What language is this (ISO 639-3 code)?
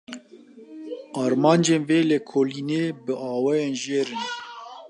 kur